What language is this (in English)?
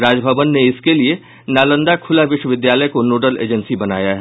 Hindi